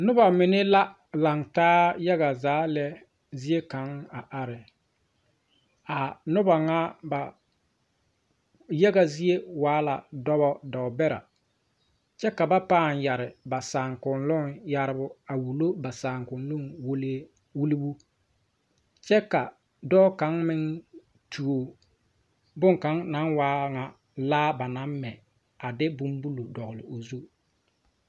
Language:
Southern Dagaare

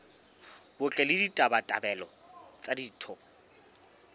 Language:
Southern Sotho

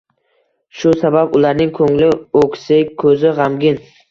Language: Uzbek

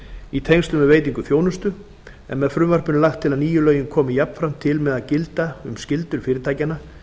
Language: Icelandic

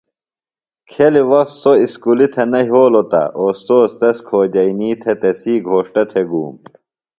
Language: Phalura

